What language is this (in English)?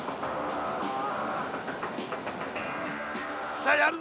Japanese